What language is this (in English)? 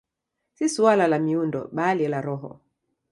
Swahili